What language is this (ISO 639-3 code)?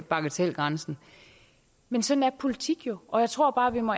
dan